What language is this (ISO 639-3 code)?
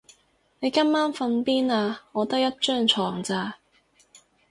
yue